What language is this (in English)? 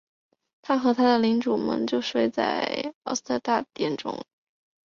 Chinese